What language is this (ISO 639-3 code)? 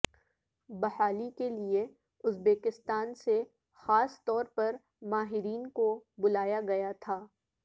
urd